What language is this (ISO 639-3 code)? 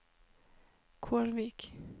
nor